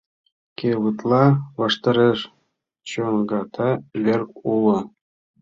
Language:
Mari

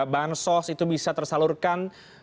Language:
Indonesian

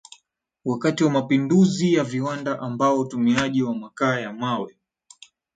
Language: Swahili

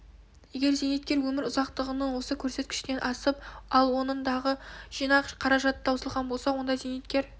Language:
Kazakh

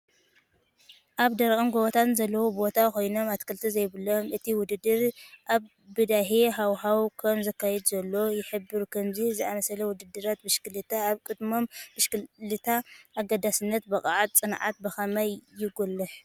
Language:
Tigrinya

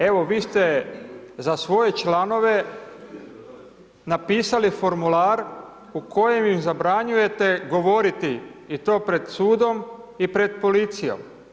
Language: Croatian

